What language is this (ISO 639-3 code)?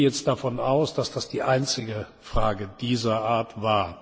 deu